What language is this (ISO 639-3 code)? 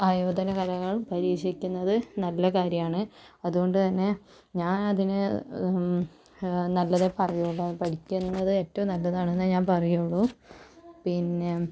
mal